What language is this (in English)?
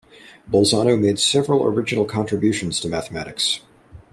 English